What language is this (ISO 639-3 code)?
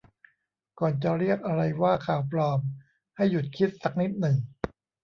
tha